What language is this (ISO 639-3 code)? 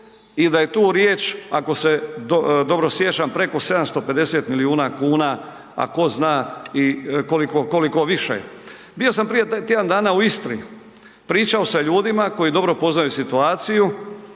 hrv